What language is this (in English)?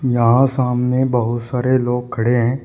Hindi